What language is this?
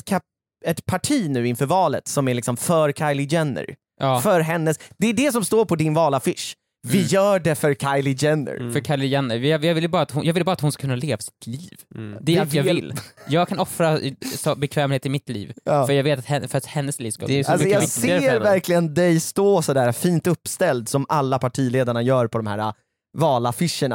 Swedish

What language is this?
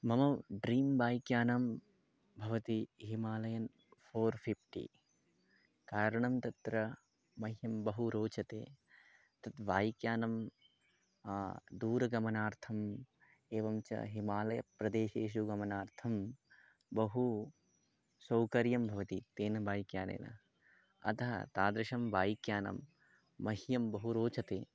Sanskrit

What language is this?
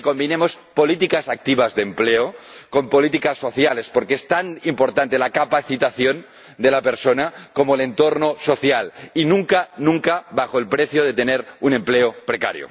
Spanish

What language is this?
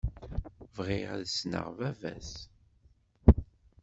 Kabyle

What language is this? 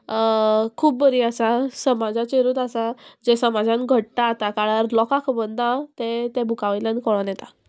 Konkani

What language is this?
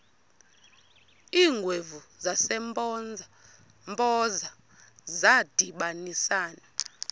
Xhosa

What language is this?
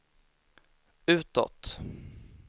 Swedish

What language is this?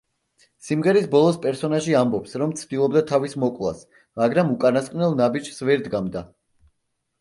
Georgian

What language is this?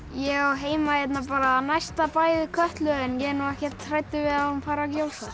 Icelandic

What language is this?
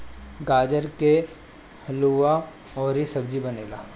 Bhojpuri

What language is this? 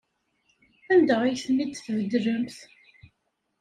Kabyle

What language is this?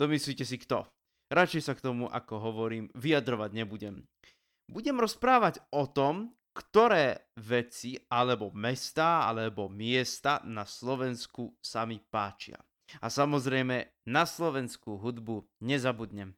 Slovak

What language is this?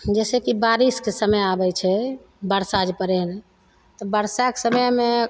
Maithili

